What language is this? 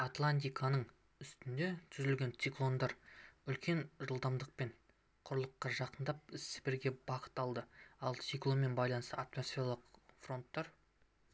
Kazakh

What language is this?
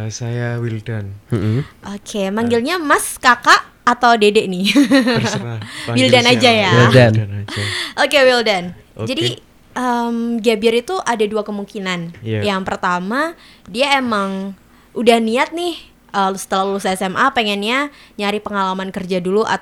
Indonesian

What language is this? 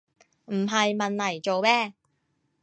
Cantonese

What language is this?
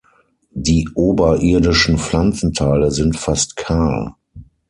German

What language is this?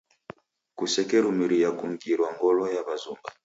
Taita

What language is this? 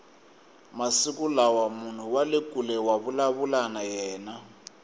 Tsonga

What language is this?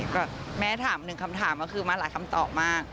Thai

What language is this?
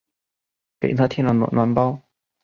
Chinese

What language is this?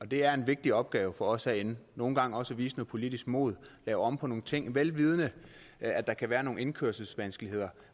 Danish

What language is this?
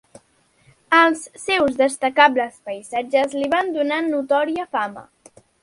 Catalan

